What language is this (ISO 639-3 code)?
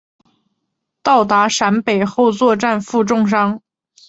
zho